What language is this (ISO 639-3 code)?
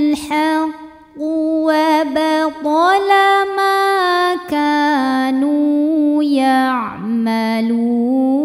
ara